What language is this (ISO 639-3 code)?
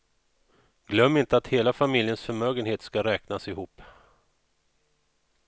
swe